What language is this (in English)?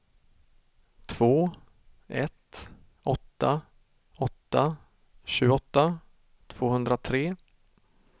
Swedish